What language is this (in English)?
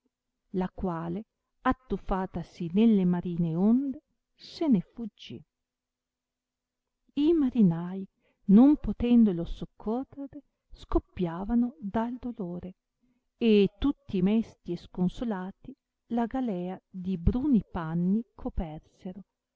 Italian